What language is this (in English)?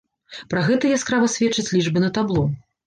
Belarusian